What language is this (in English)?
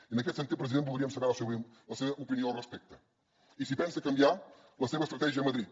Catalan